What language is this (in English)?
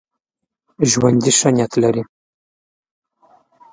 Pashto